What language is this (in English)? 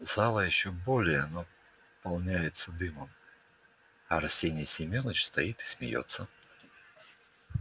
Russian